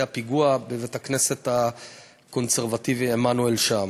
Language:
Hebrew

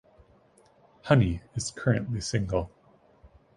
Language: English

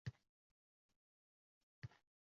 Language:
Uzbek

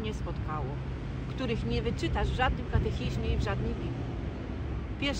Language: Polish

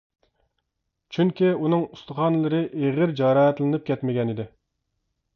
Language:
Uyghur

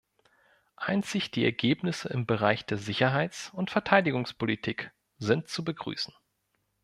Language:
German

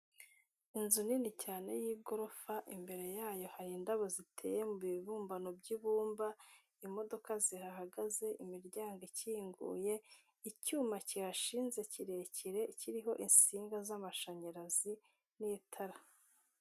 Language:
Kinyarwanda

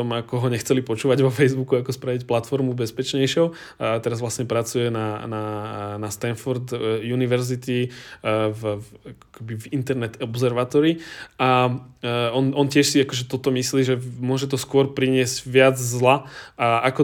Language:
Czech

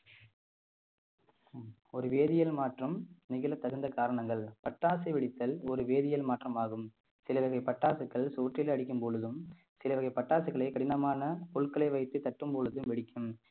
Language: Tamil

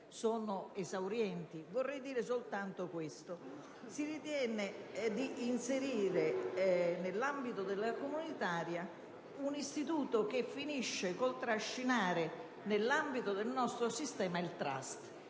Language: Italian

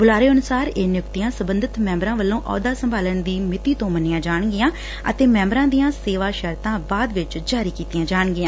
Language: Punjabi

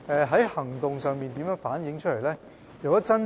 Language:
Cantonese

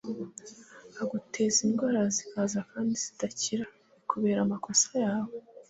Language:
Kinyarwanda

